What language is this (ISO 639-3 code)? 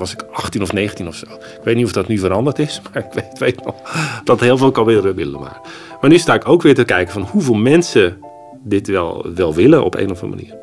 nld